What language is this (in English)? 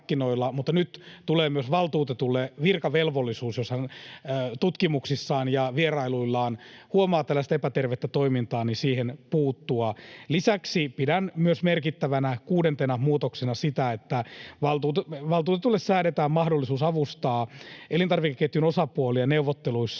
Finnish